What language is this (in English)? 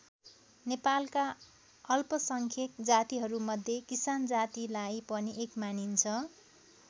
Nepali